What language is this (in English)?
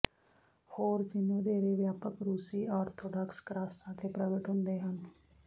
Punjabi